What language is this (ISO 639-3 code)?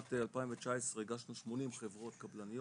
heb